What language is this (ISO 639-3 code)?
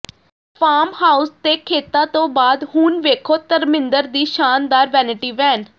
pan